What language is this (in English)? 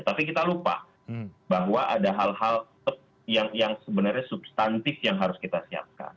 Indonesian